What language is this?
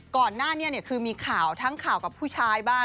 Thai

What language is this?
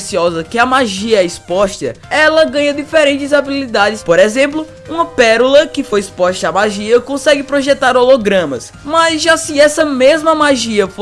Portuguese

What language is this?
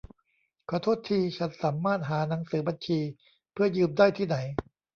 Thai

